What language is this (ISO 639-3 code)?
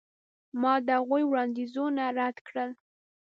pus